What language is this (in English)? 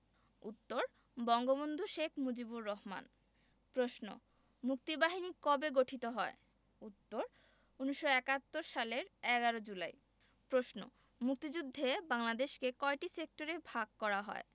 Bangla